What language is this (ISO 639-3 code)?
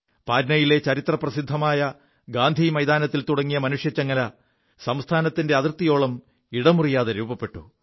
mal